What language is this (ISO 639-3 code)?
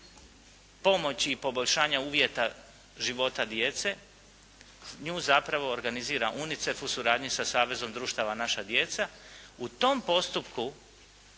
hrv